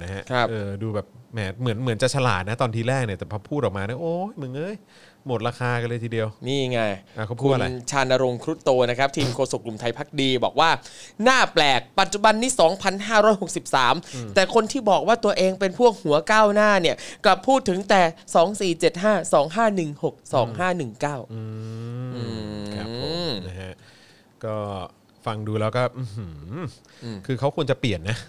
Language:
Thai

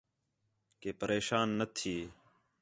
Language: Khetrani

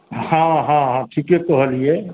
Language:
Maithili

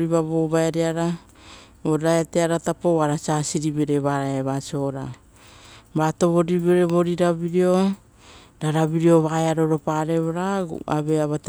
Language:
Rotokas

